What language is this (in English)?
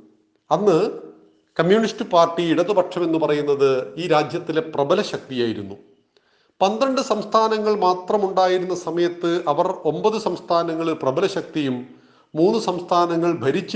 Malayalam